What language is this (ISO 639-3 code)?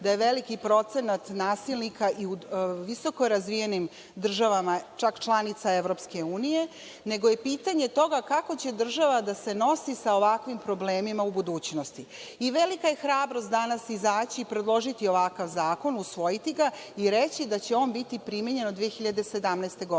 srp